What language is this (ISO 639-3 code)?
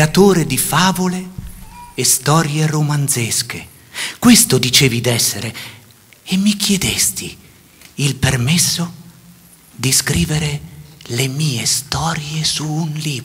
ita